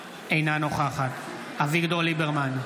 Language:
Hebrew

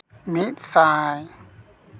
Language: Santali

